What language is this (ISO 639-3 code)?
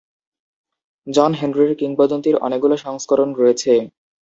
ben